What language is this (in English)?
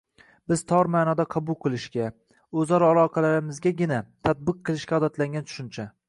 Uzbek